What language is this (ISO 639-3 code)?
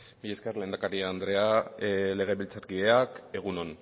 eus